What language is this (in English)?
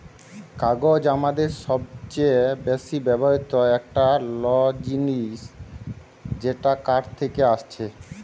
Bangla